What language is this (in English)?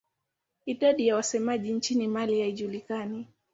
Swahili